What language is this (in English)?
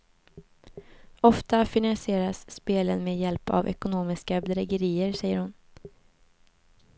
Swedish